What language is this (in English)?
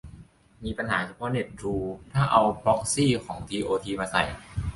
Thai